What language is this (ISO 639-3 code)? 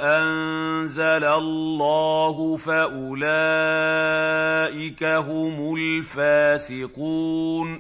ara